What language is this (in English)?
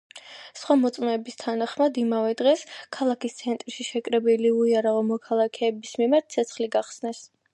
Georgian